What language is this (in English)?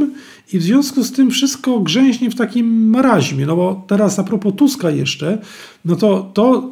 Polish